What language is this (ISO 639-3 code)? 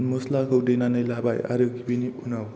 brx